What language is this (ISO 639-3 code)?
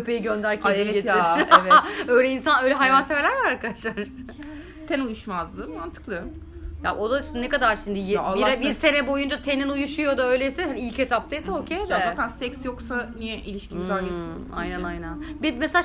tur